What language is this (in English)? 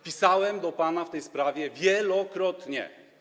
Polish